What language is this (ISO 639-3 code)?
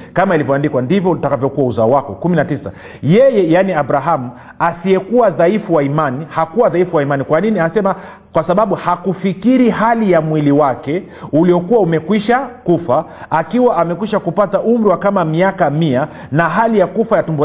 swa